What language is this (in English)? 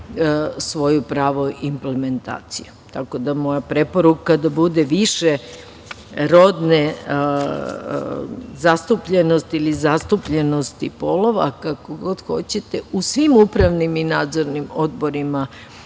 Serbian